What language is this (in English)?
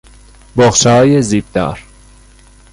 Persian